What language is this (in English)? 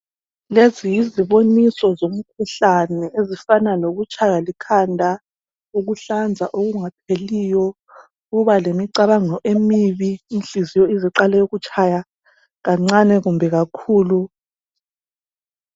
North Ndebele